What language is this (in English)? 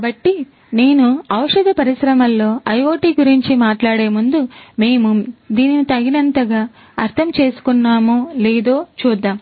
Telugu